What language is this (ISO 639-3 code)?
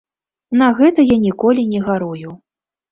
bel